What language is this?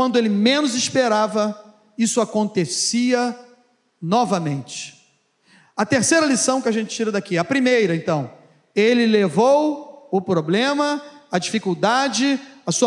Portuguese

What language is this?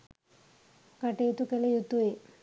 Sinhala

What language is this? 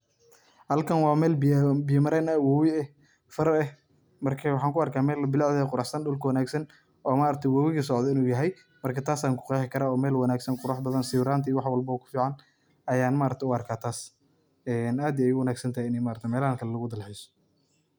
Somali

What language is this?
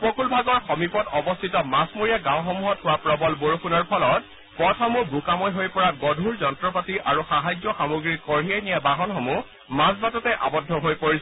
Assamese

